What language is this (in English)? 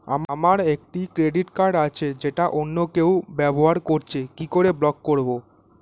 Bangla